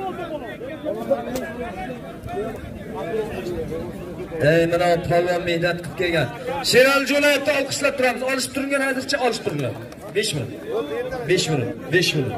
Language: Turkish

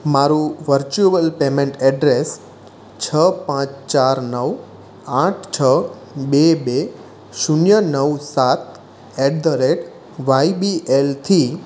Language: Gujarati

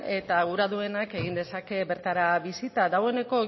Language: Basque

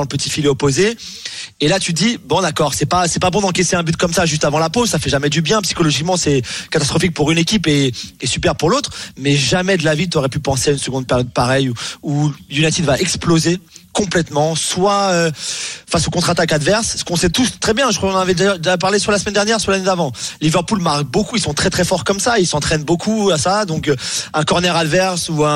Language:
French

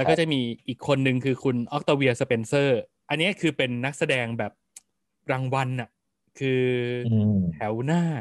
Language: Thai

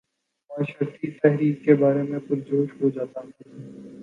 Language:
Urdu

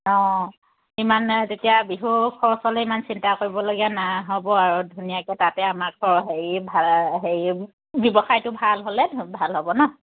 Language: Assamese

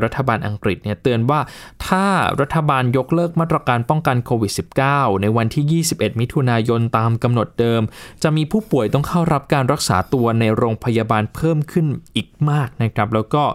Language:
Thai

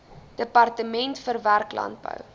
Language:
Afrikaans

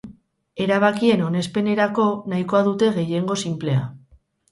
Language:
Basque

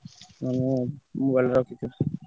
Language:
Odia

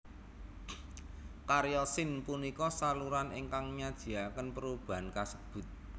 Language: Javanese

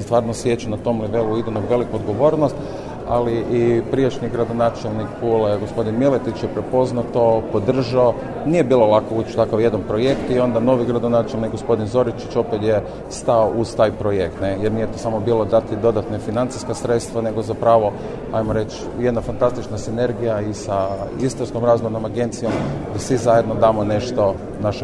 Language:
Croatian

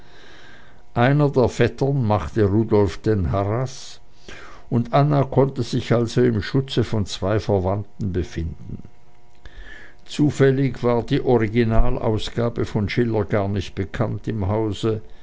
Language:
German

